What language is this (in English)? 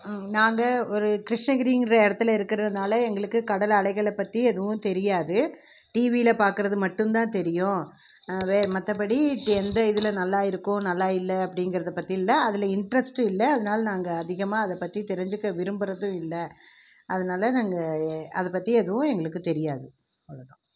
Tamil